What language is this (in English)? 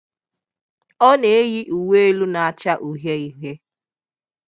Igbo